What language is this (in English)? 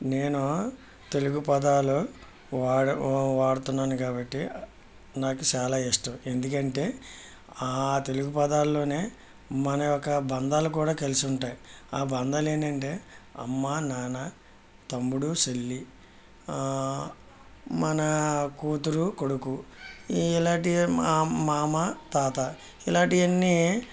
Telugu